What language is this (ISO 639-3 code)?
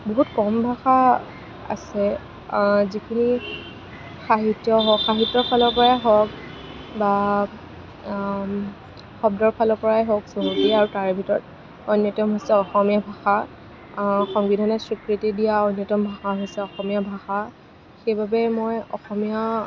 asm